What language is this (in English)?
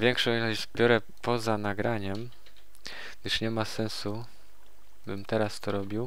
Polish